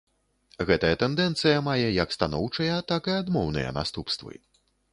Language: Belarusian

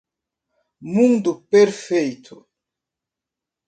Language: Portuguese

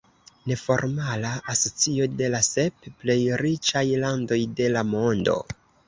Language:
Esperanto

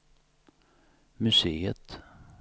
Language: Swedish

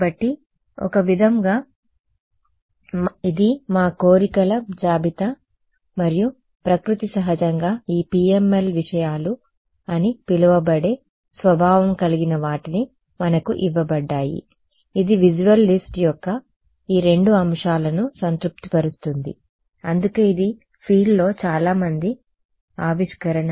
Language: Telugu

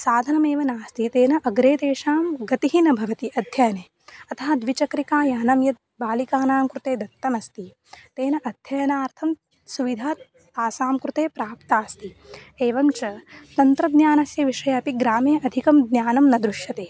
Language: Sanskrit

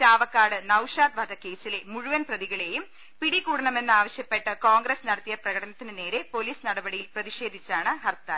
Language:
Malayalam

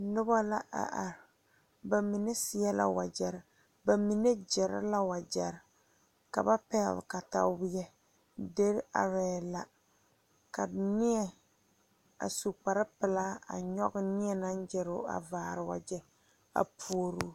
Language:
Southern Dagaare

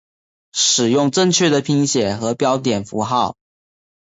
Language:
Chinese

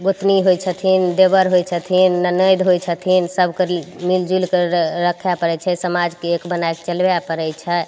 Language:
Maithili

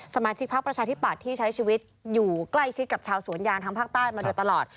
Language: Thai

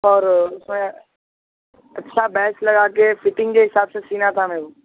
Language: Urdu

